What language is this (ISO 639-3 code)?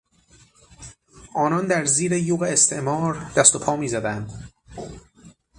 fas